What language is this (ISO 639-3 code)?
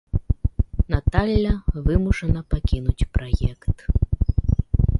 bel